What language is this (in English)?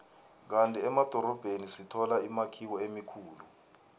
South Ndebele